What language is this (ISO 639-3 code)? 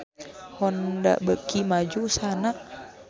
sun